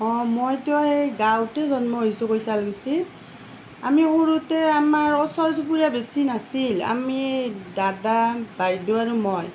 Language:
Assamese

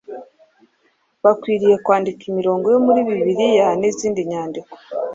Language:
Kinyarwanda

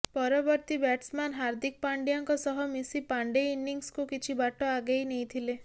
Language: Odia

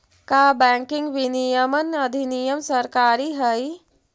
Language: Magahi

